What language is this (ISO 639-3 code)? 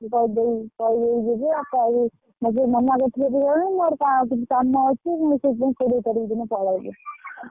ori